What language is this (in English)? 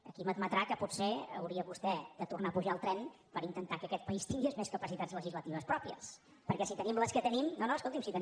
Catalan